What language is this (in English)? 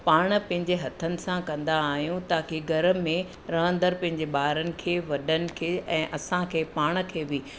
Sindhi